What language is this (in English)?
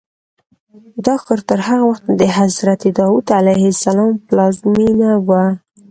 Pashto